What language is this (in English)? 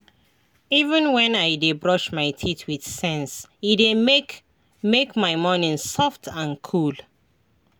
Nigerian Pidgin